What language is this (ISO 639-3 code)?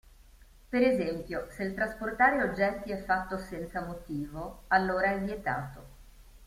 ita